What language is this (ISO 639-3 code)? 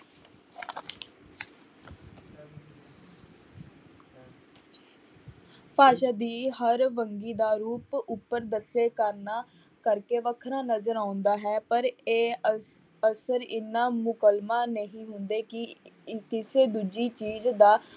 pan